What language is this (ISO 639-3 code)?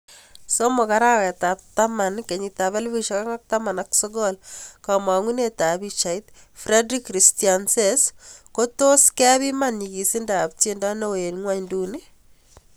kln